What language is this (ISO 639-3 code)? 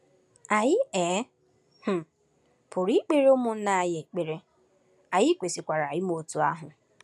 ibo